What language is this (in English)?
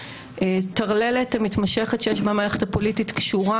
Hebrew